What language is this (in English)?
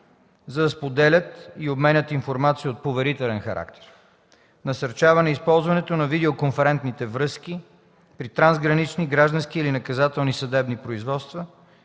Bulgarian